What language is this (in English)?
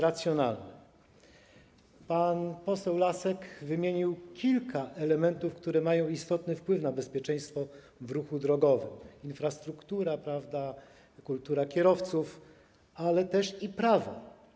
Polish